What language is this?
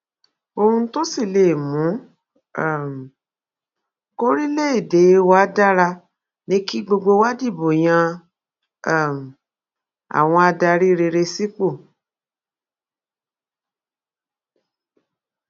Yoruba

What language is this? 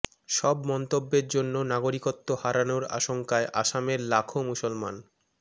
Bangla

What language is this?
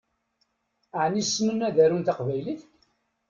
Kabyle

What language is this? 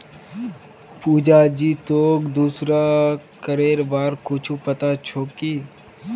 Magahi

